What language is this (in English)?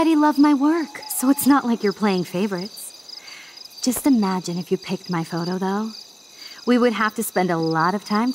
Polish